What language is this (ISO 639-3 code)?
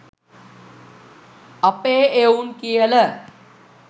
sin